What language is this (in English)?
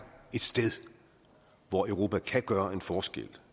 Danish